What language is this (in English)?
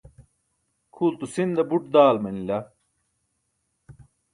Burushaski